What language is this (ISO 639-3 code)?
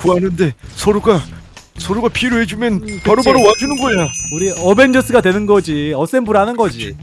kor